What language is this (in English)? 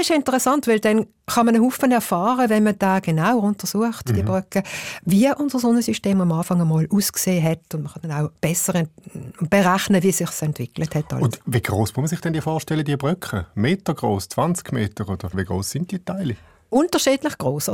German